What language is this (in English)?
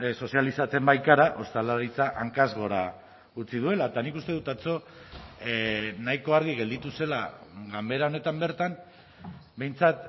Basque